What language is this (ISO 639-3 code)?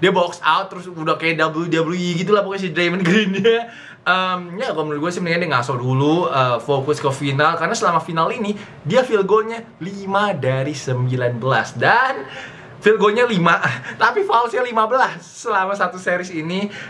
ind